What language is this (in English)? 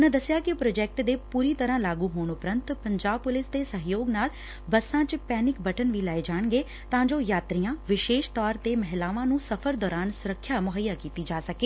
Punjabi